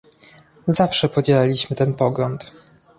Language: Polish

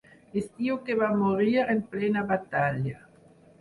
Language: Catalan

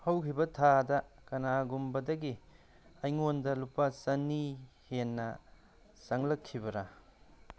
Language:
Manipuri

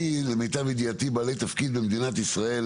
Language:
Hebrew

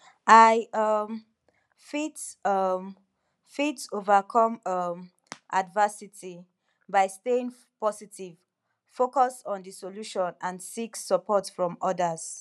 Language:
Nigerian Pidgin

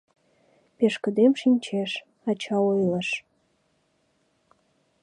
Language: Mari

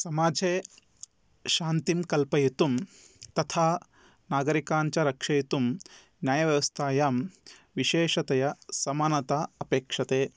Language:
Sanskrit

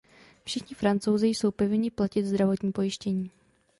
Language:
Czech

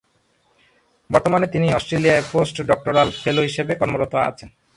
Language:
Bangla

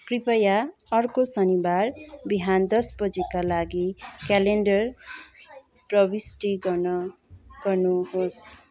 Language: Nepali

